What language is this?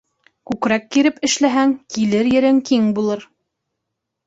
Bashkir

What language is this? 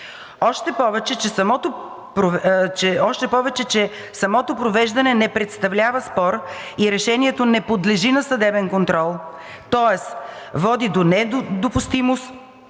Bulgarian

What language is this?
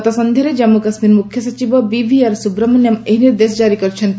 Odia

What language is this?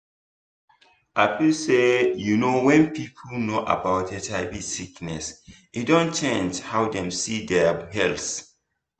Nigerian Pidgin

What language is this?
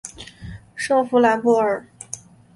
Chinese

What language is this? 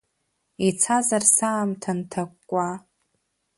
Abkhazian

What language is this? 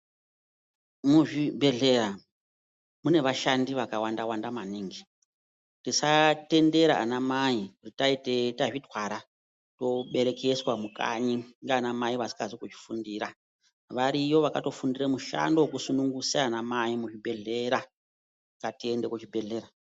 Ndau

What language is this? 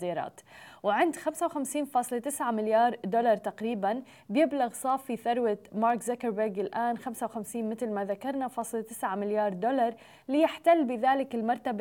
Arabic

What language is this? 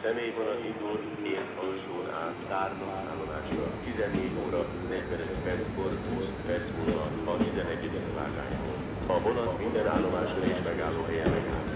Hungarian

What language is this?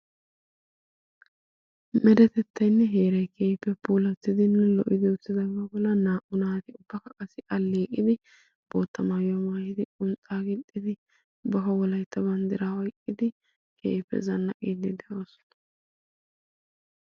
Wolaytta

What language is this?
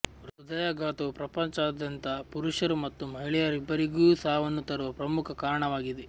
Kannada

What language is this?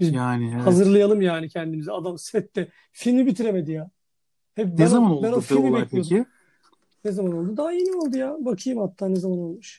Turkish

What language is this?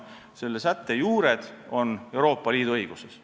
Estonian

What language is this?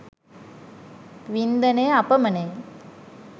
Sinhala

